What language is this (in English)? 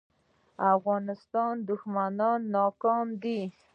Pashto